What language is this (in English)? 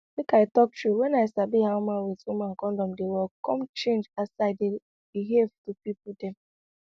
Nigerian Pidgin